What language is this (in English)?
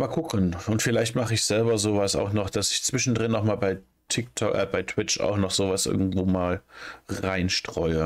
German